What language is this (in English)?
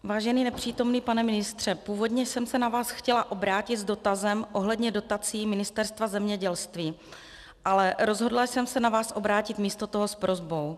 Czech